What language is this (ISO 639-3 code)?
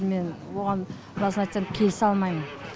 kaz